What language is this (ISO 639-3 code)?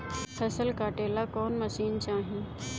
bho